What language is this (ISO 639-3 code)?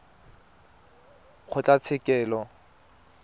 tsn